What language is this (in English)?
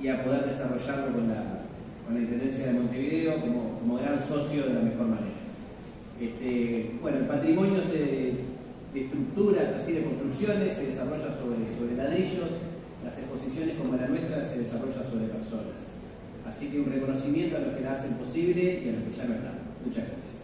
Spanish